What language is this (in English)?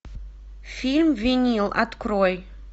Russian